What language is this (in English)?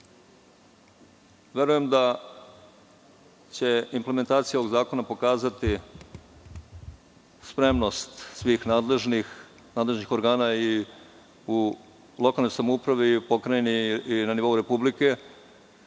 Serbian